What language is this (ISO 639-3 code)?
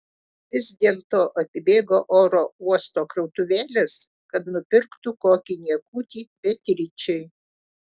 lit